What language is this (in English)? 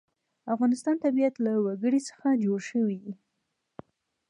Pashto